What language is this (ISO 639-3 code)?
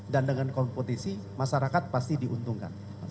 ind